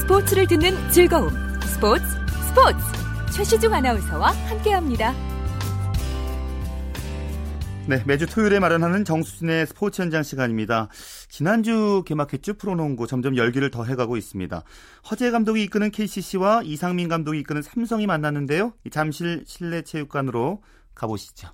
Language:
Korean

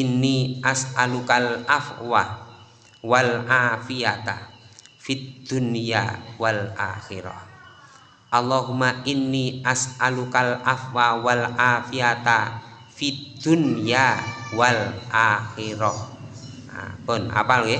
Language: Indonesian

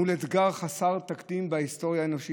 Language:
Hebrew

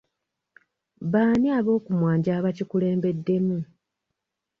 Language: Ganda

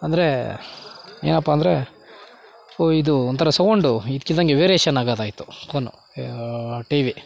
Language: Kannada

